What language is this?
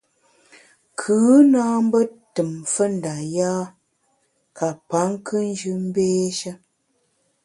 Bamun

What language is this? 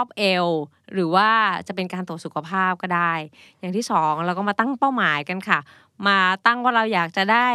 Thai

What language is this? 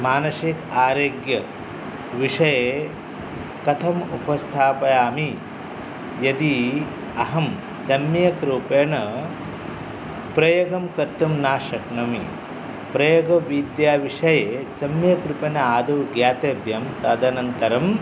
Sanskrit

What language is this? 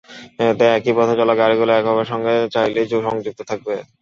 Bangla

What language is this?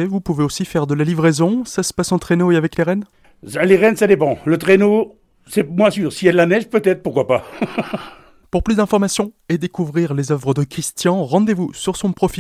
French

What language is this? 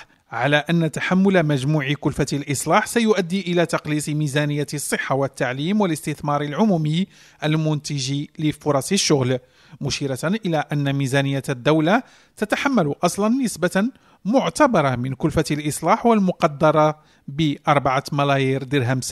Arabic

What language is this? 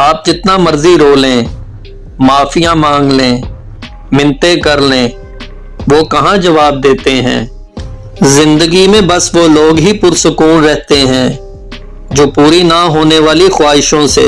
Urdu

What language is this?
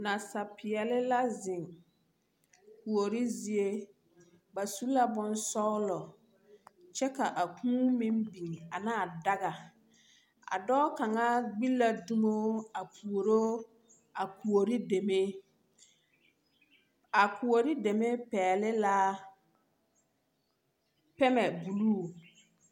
Southern Dagaare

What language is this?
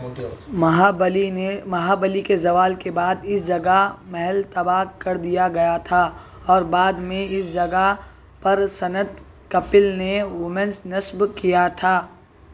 Urdu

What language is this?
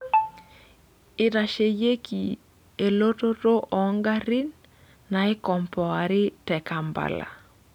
Masai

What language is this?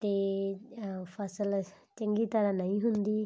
Punjabi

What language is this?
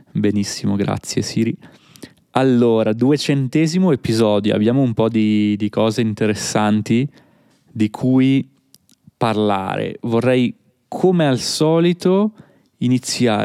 Italian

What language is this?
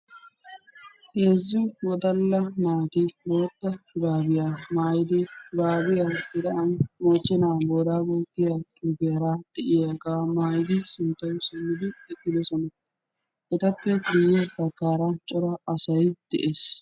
Wolaytta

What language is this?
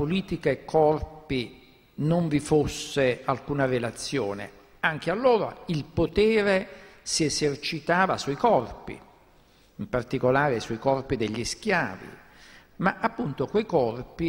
Italian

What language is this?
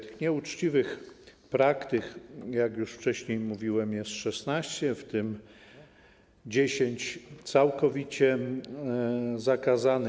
Polish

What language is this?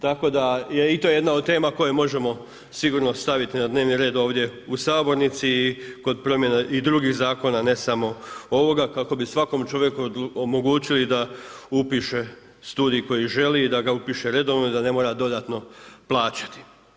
Croatian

